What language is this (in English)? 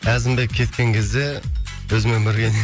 Kazakh